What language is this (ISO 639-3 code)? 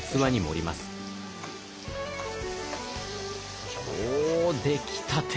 jpn